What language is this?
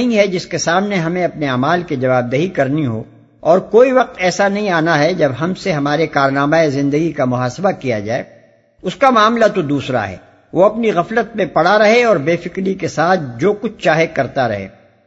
Urdu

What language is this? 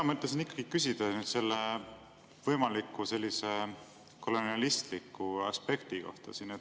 Estonian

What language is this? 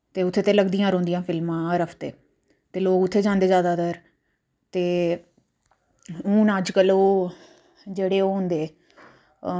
Dogri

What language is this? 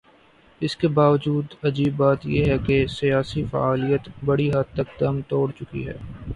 Urdu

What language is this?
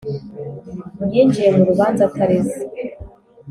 Kinyarwanda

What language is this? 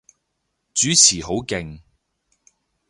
Cantonese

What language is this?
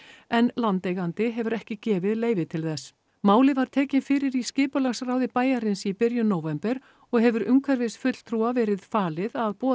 Icelandic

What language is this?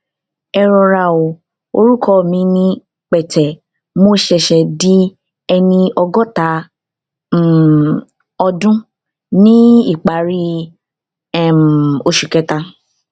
Yoruba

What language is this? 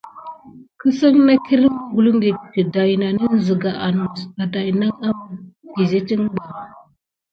Gidar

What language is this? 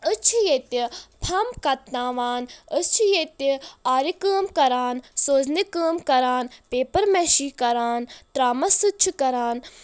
Kashmiri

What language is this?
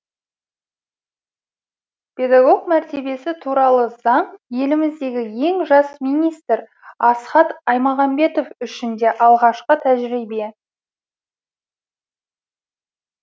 Kazakh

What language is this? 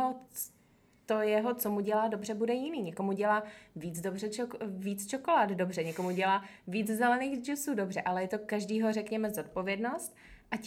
Czech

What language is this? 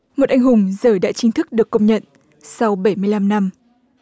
Vietnamese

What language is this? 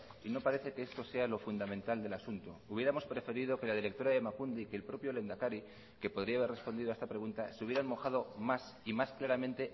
Spanish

